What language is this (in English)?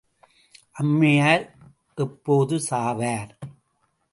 Tamil